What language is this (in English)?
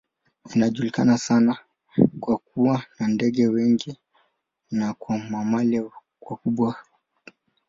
Swahili